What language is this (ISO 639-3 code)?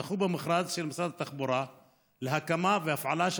heb